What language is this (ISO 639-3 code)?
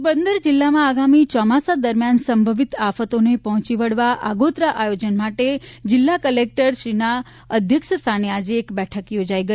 guj